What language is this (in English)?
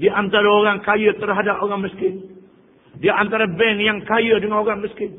Malay